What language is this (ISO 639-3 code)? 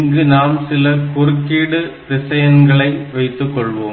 tam